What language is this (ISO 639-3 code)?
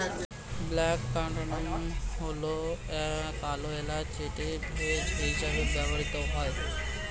ben